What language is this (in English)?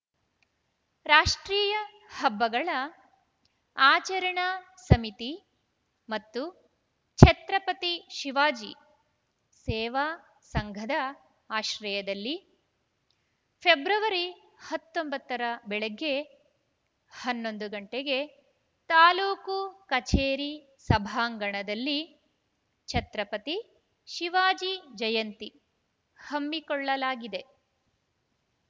Kannada